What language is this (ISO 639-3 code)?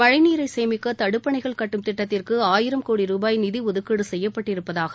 tam